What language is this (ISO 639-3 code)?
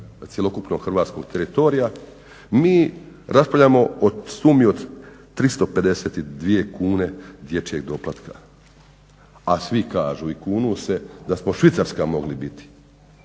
hrv